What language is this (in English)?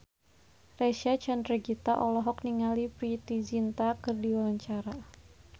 Sundanese